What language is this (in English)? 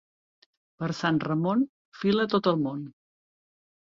Catalan